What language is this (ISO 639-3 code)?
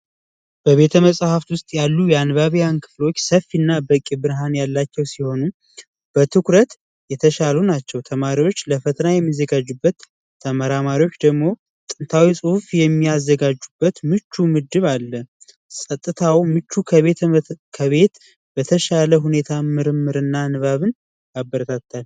amh